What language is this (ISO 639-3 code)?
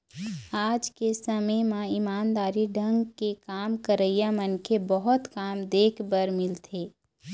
hne